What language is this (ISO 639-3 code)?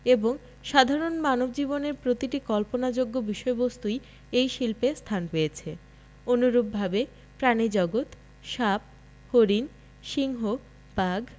ben